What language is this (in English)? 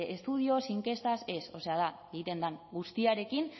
Basque